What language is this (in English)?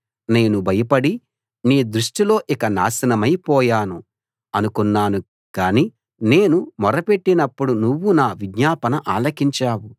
Telugu